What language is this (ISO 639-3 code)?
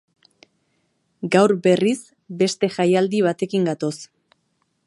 eus